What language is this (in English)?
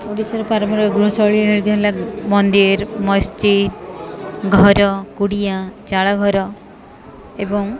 Odia